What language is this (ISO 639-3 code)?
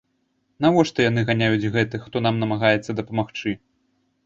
bel